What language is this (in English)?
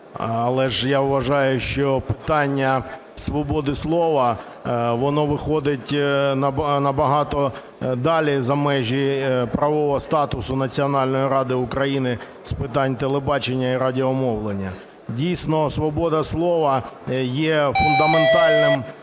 Ukrainian